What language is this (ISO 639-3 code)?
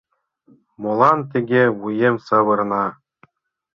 chm